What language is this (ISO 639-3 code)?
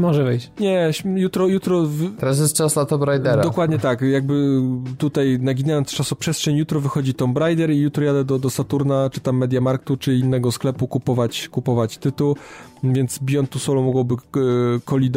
pol